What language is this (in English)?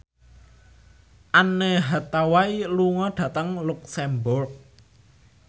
Javanese